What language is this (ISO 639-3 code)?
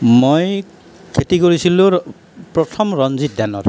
asm